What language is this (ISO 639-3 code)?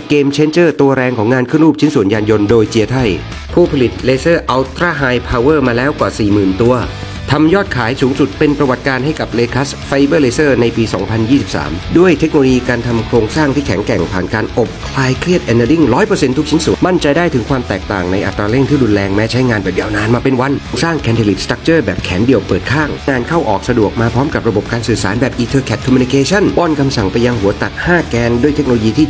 tha